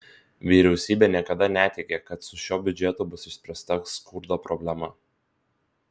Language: Lithuanian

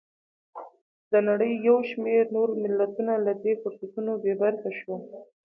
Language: Pashto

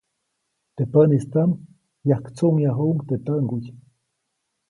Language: Copainalá Zoque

